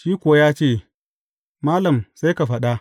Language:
Hausa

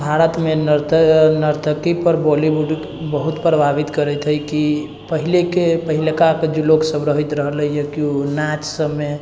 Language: Maithili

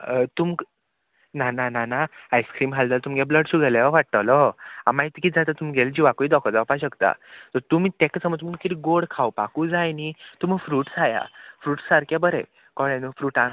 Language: Konkani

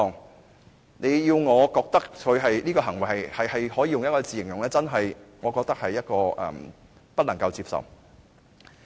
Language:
Cantonese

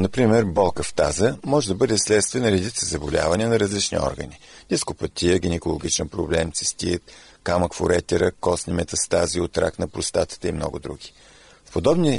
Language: Bulgarian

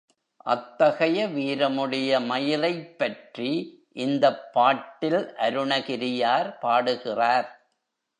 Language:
Tamil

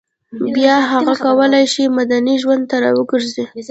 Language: Pashto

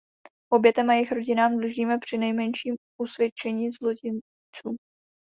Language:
Czech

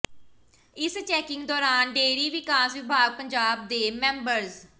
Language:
Punjabi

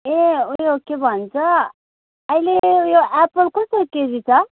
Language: Nepali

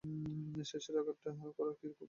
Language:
Bangla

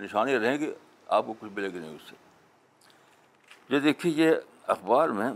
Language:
Urdu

